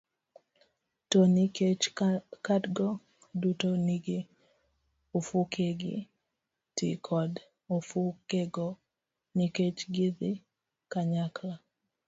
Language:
Luo (Kenya and Tanzania)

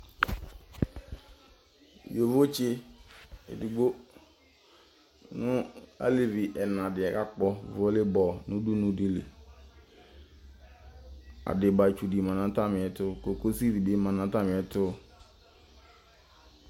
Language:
Ikposo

